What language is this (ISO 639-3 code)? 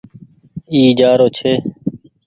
gig